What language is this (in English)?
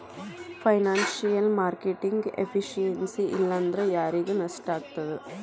Kannada